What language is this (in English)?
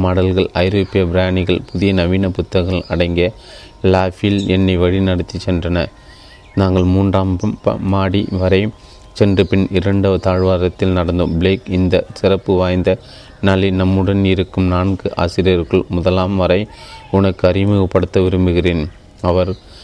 Tamil